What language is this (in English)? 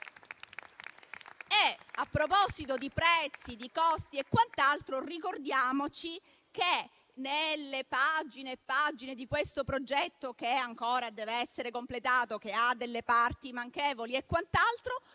Italian